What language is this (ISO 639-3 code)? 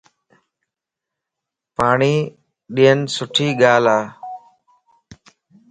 lss